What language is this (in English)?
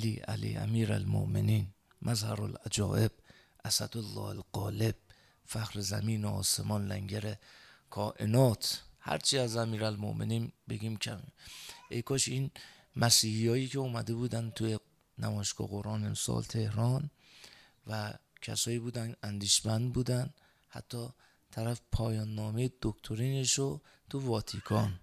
Persian